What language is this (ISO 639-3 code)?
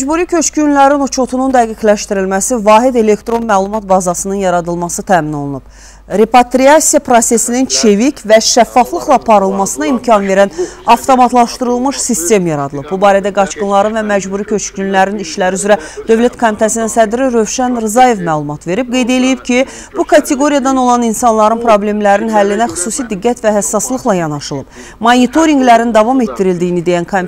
tur